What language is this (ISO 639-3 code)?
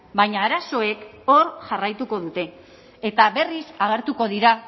eus